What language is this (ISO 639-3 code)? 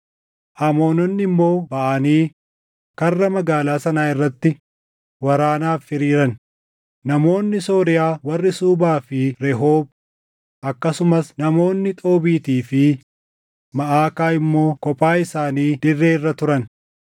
orm